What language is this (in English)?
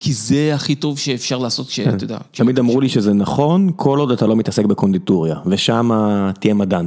Hebrew